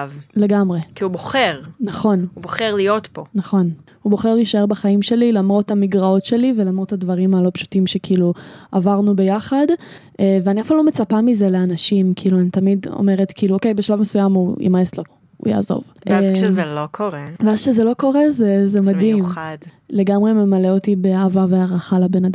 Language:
Hebrew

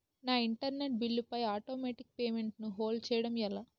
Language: Telugu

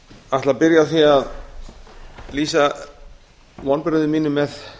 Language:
Icelandic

